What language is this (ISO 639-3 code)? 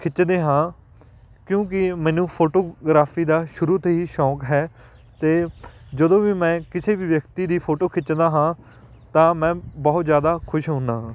pan